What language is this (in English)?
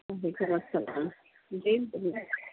Urdu